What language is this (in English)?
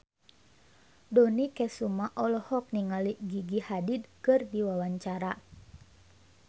Sundanese